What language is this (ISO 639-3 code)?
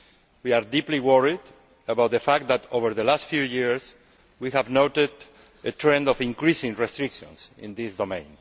eng